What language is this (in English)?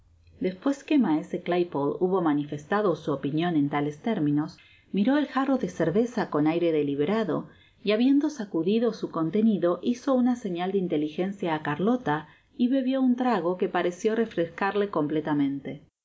Spanish